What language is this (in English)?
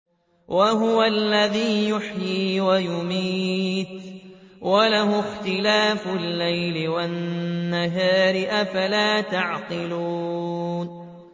Arabic